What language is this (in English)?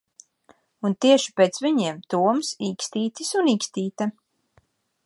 Latvian